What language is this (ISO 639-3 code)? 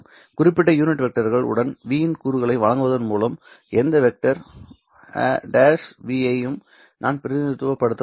tam